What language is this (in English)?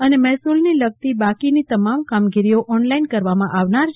Gujarati